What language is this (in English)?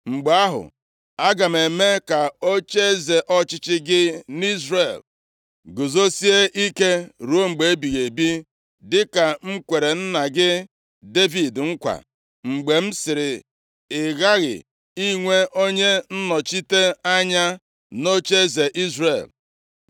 Igbo